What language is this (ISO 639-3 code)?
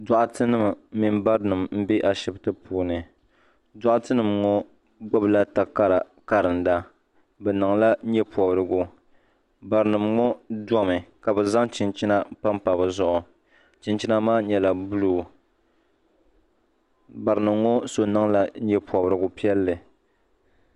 dag